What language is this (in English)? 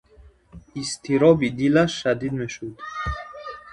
Tajik